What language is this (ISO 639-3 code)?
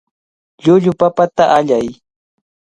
qvl